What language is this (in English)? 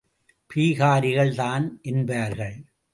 Tamil